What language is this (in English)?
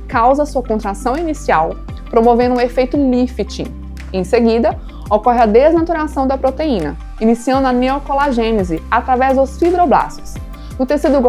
Portuguese